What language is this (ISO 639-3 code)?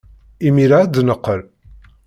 kab